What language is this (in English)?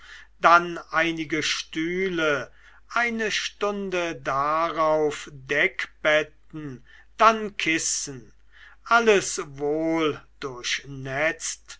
German